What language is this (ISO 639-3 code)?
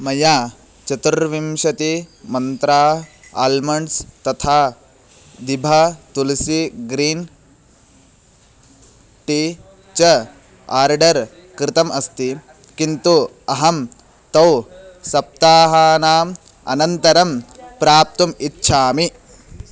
san